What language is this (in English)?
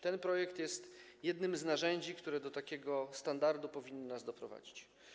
Polish